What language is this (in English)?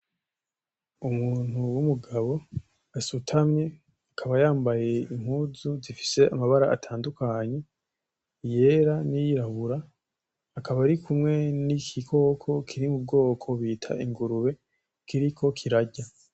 Rundi